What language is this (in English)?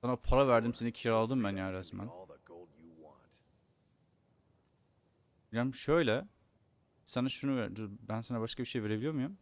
Turkish